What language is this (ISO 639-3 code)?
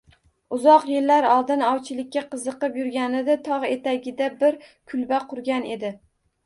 uzb